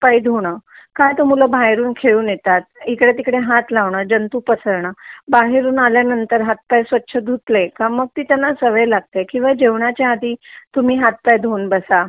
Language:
Marathi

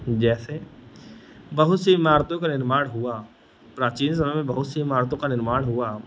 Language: Hindi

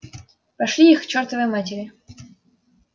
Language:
Russian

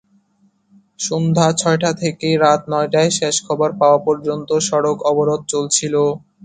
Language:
Bangla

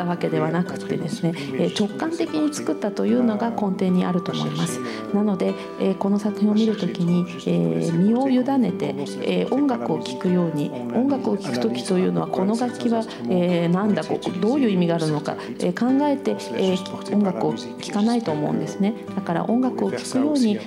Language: Japanese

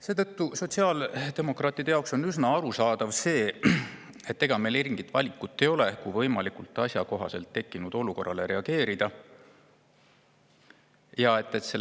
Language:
Estonian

